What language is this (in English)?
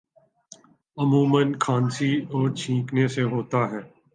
Urdu